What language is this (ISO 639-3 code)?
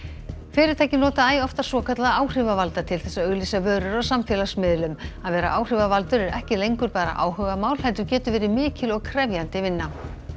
isl